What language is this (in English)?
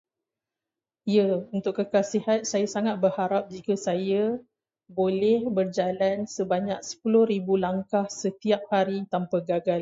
Malay